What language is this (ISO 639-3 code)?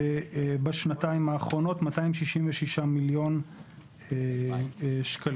heb